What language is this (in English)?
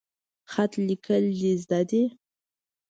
Pashto